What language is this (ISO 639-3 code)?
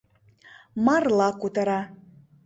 chm